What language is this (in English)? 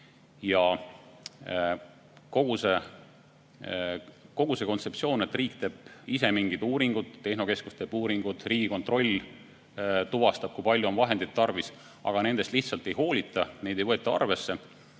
Estonian